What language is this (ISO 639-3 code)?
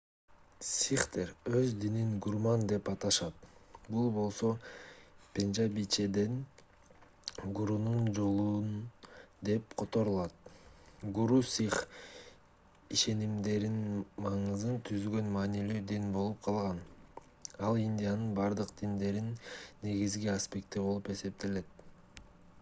kir